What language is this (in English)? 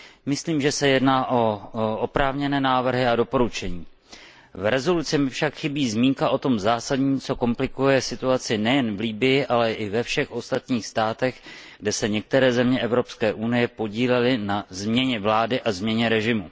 Czech